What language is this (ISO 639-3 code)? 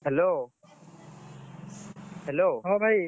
ori